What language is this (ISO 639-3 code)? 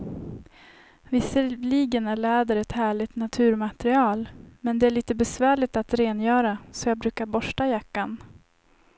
swe